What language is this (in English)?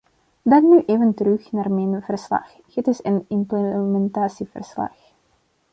Dutch